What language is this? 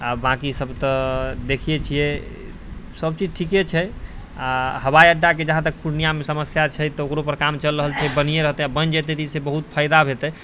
Maithili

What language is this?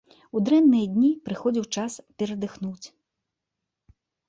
Belarusian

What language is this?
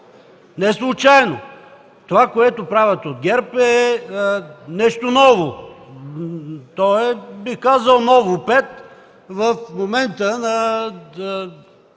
Bulgarian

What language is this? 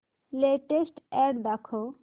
Marathi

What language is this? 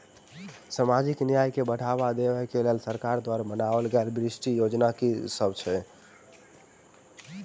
Maithili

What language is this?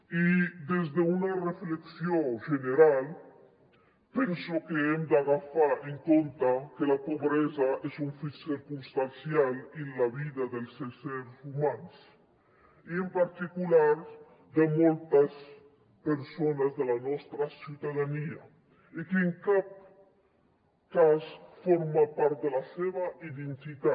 Catalan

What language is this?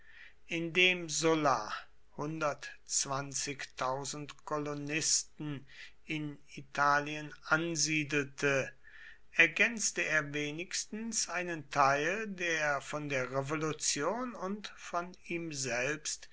German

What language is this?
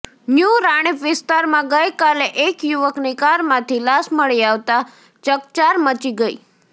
Gujarati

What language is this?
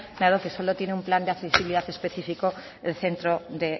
Spanish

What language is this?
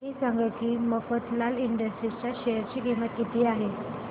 Marathi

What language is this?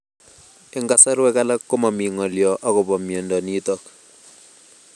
Kalenjin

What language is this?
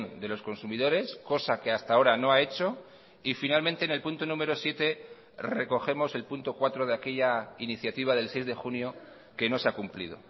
Spanish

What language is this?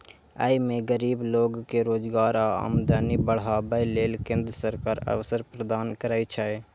Maithili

